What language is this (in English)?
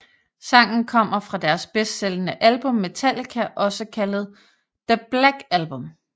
Danish